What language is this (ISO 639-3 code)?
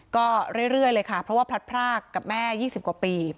tha